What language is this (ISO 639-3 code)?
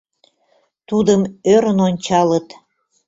chm